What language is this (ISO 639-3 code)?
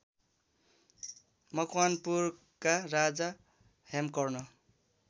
nep